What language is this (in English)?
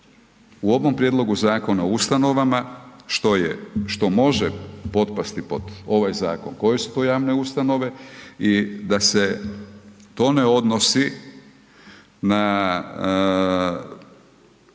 Croatian